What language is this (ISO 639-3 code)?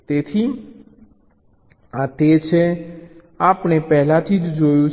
guj